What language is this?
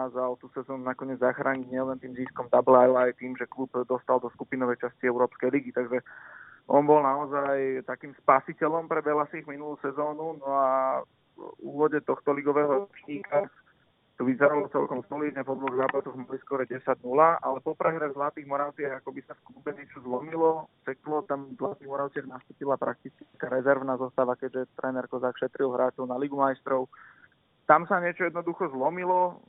Czech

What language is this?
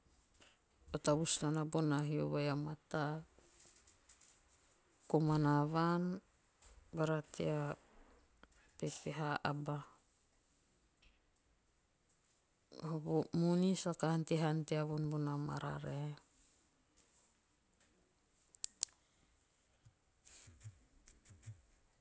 Teop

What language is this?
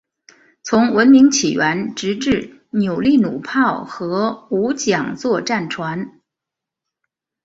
Chinese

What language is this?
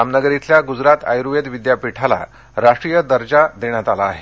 Marathi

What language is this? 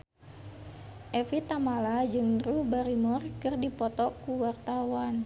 Sundanese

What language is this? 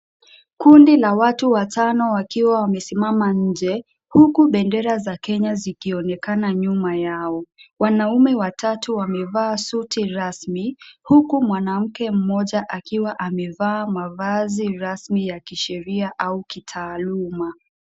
Swahili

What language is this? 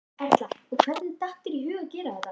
Icelandic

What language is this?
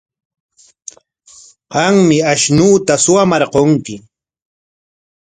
Corongo Ancash Quechua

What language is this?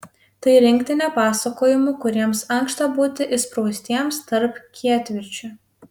Lithuanian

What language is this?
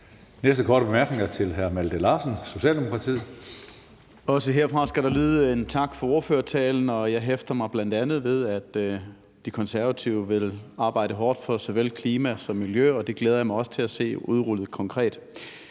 Danish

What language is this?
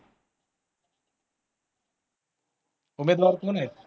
Marathi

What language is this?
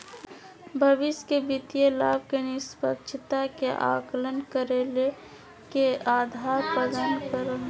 Magahi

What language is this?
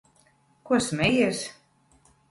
Latvian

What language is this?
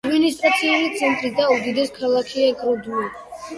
Georgian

